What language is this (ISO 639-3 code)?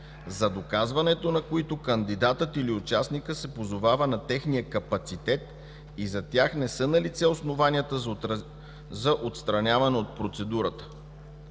bul